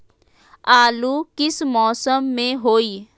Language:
Magahi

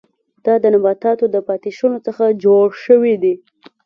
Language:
Pashto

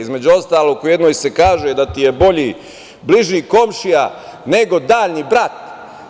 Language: Serbian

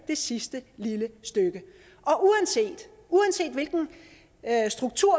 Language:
Danish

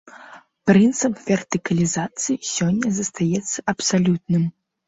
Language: Belarusian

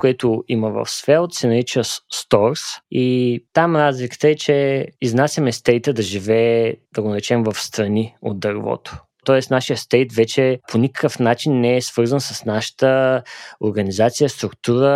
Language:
Bulgarian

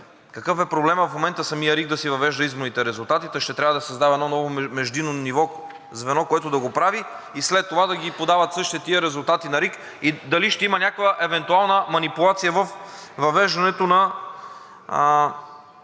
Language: Bulgarian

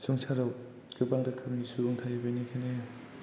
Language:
Bodo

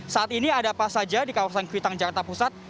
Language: Indonesian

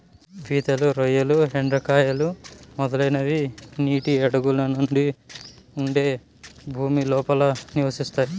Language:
Telugu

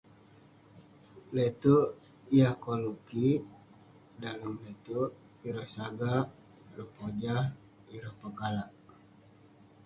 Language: Western Penan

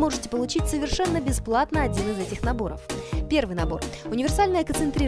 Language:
Russian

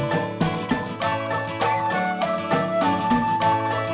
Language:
Indonesian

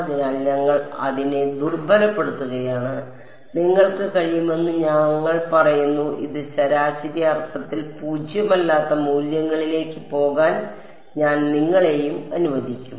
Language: Malayalam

